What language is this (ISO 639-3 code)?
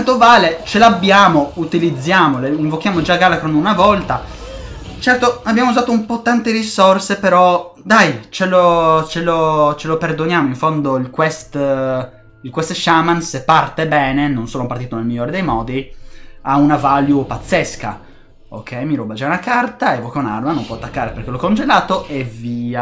ita